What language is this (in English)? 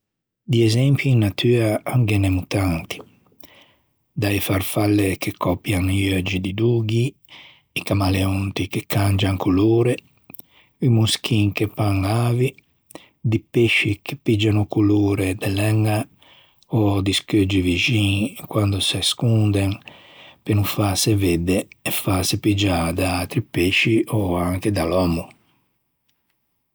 Ligurian